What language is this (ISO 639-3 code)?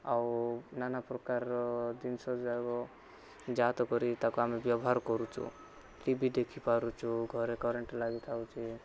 ori